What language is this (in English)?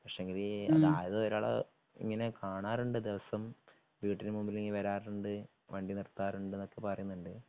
Malayalam